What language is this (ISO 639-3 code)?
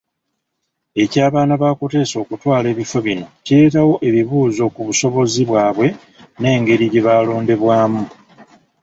lug